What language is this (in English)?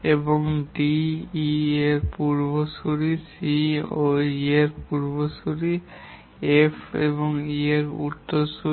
Bangla